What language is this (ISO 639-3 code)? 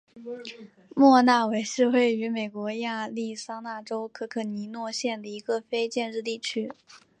zho